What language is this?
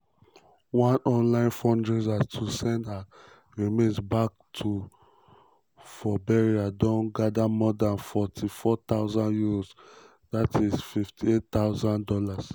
Nigerian Pidgin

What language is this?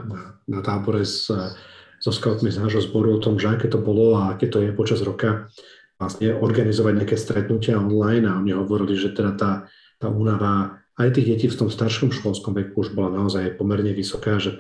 Slovak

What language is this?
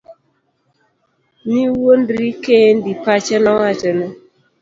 Luo (Kenya and Tanzania)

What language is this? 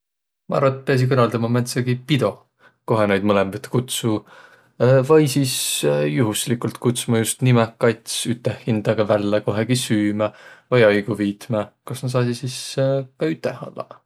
Võro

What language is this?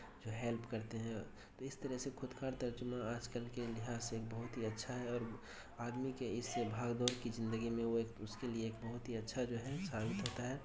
Urdu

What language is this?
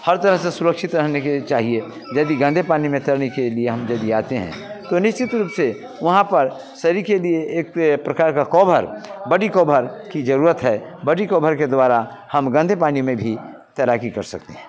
Hindi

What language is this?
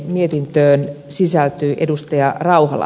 Finnish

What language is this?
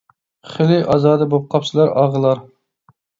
Uyghur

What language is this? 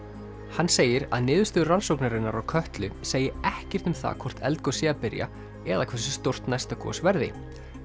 Icelandic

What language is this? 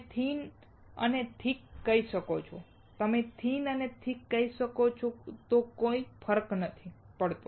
Gujarati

